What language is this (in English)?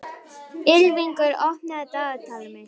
Icelandic